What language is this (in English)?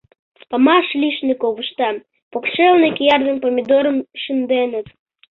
Mari